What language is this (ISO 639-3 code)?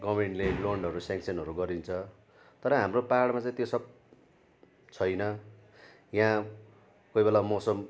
nep